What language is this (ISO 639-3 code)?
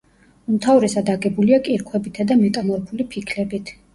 kat